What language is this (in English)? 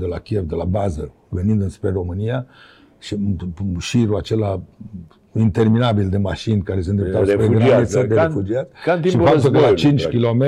Romanian